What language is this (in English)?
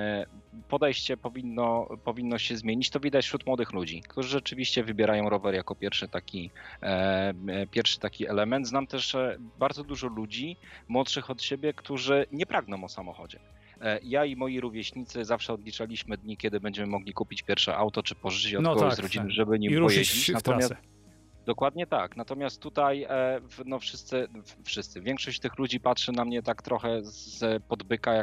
Polish